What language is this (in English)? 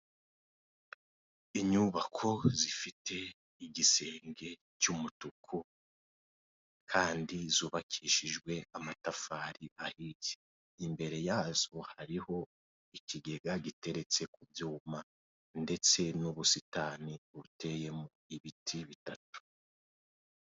Kinyarwanda